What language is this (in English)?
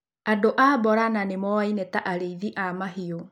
Kikuyu